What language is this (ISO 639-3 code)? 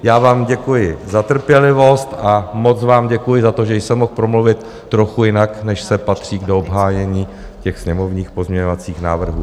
ces